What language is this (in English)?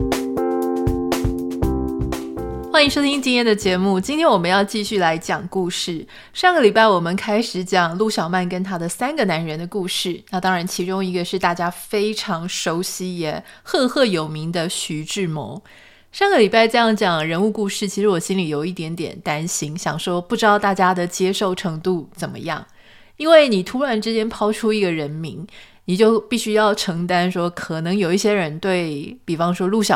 Chinese